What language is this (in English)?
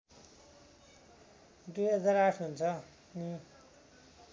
Nepali